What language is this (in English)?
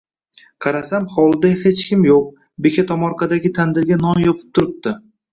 Uzbek